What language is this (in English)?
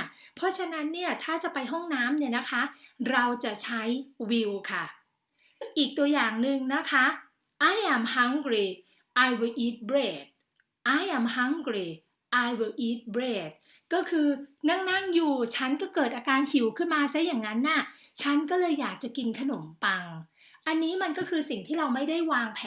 Thai